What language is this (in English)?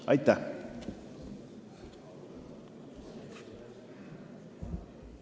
Estonian